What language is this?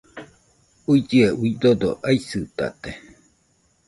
Nüpode Huitoto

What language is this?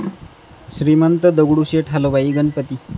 Marathi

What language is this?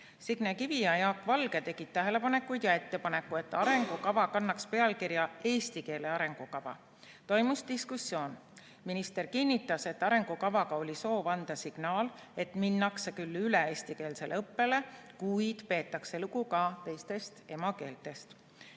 Estonian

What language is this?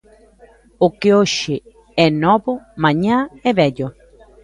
Galician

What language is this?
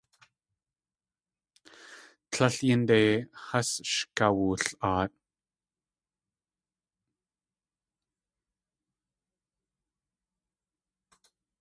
Tlingit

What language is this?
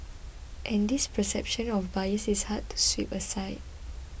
English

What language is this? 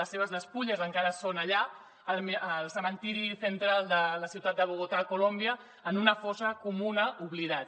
Catalan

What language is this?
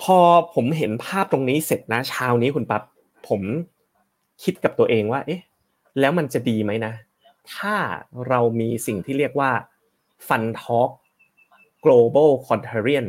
Thai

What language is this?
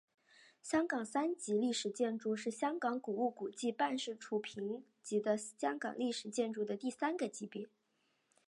Chinese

